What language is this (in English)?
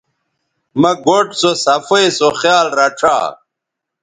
Bateri